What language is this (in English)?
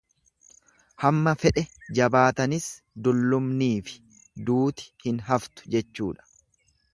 Oromo